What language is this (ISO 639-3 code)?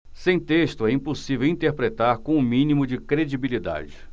por